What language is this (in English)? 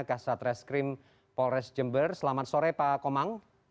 Indonesian